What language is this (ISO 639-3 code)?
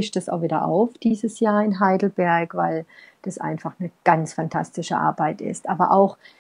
deu